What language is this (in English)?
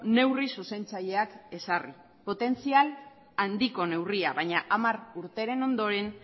Basque